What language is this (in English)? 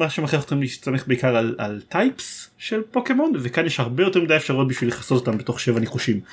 Hebrew